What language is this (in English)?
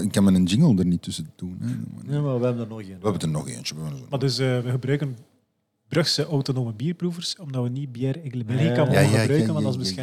Dutch